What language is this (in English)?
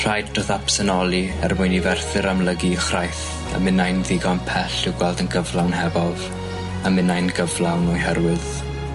Welsh